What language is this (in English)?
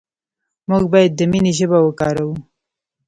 Pashto